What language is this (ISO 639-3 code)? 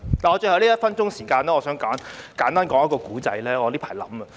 yue